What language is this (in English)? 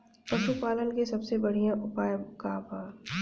Bhojpuri